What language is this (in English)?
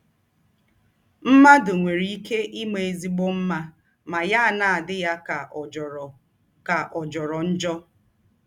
Igbo